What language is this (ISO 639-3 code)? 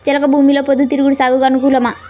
tel